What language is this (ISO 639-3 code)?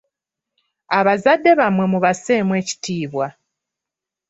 lug